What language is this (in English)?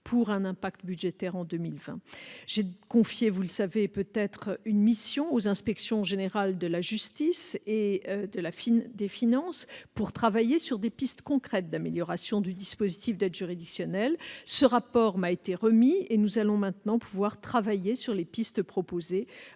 French